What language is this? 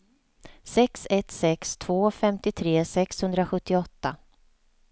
Swedish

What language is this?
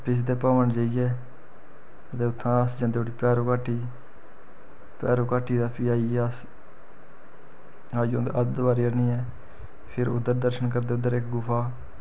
Dogri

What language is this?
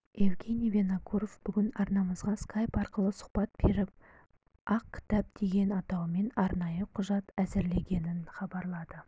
Kazakh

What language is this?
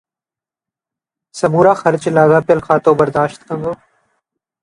Sindhi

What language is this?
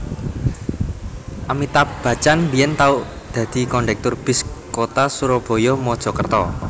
Javanese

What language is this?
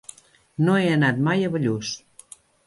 Catalan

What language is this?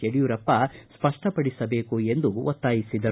Kannada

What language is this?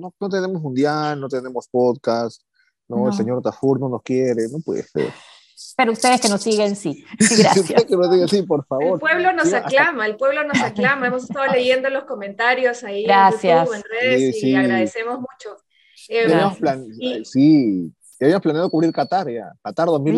Spanish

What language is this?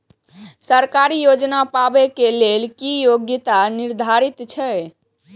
Maithili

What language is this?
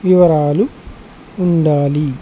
Telugu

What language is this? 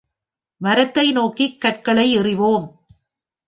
Tamil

